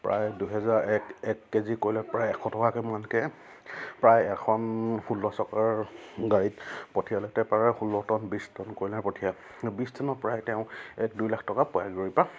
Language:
Assamese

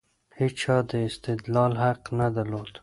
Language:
Pashto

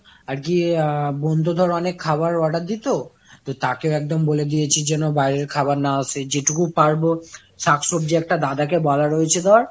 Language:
Bangla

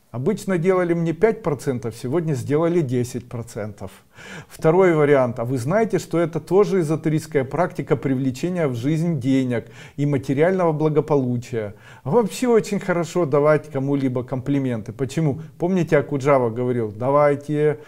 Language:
Russian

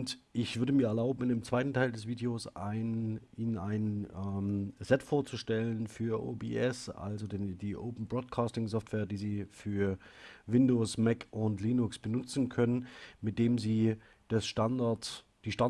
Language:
German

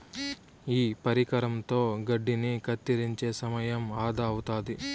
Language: Telugu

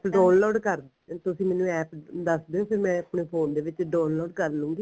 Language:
Punjabi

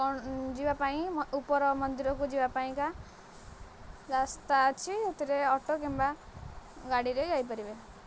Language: Odia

